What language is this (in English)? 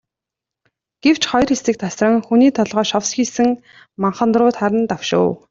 Mongolian